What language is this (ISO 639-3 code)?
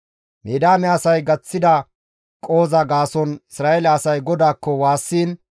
gmv